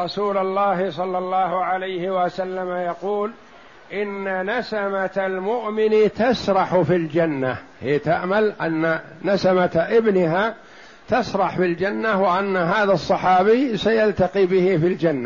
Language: Arabic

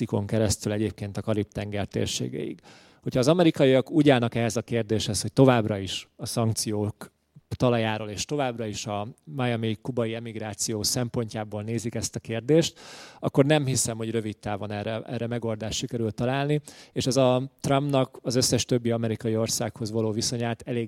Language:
Hungarian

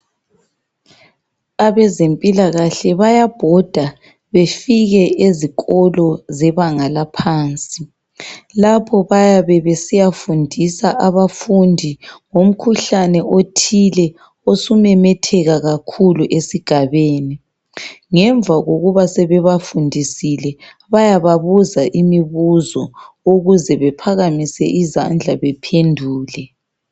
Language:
North Ndebele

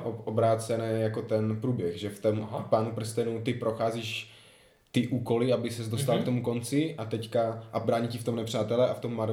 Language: Czech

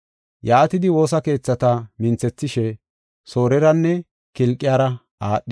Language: Gofa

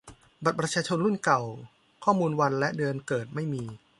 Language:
Thai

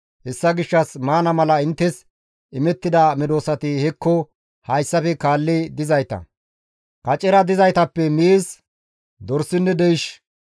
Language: Gamo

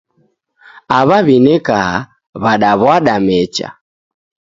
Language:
Taita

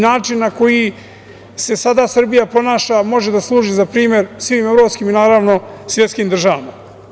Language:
Serbian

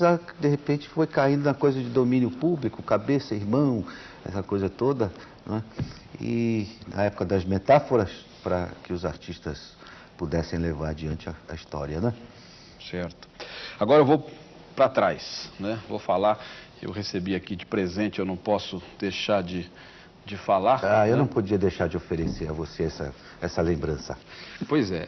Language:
Portuguese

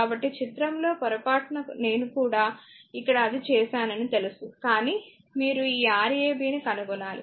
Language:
Telugu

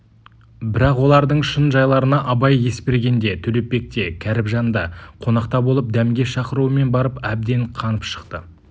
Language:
Kazakh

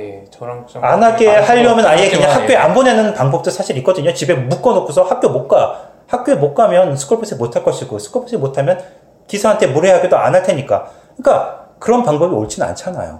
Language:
Korean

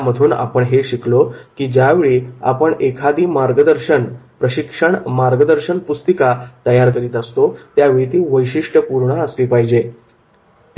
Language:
Marathi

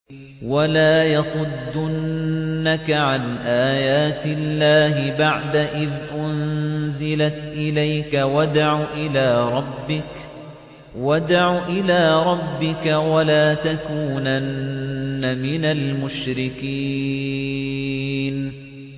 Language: Arabic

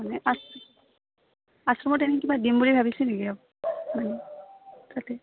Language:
Assamese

